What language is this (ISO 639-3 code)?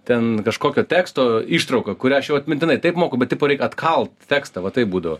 lit